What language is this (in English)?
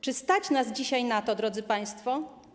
Polish